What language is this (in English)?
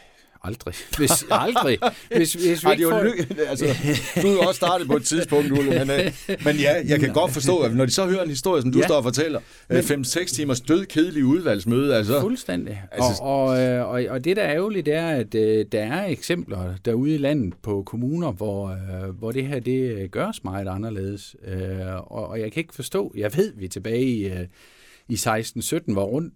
Danish